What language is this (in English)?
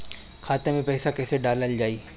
Bhojpuri